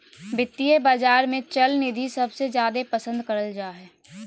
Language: Magahi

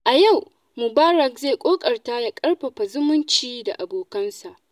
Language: Hausa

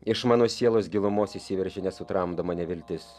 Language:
Lithuanian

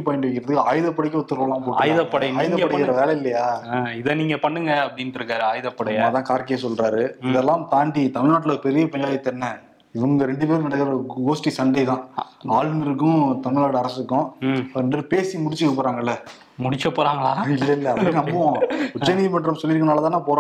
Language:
Tamil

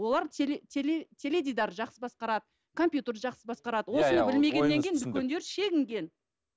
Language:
Kazakh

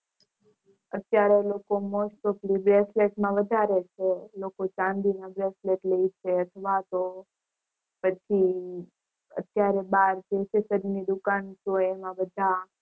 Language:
Gujarati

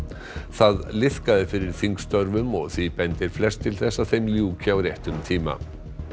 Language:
Icelandic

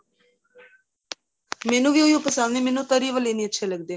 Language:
Punjabi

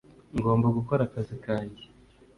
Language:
Kinyarwanda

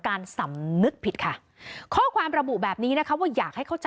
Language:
Thai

